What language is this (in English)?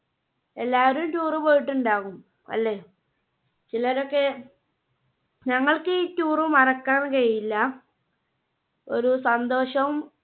Malayalam